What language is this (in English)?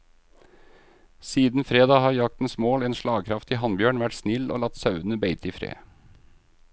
Norwegian